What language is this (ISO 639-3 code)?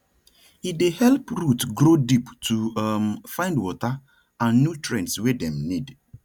pcm